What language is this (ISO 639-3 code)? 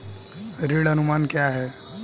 hin